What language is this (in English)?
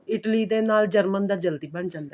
Punjabi